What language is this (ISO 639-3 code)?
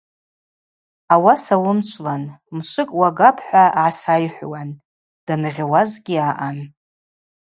abq